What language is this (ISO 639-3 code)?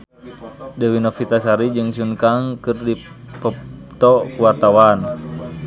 sun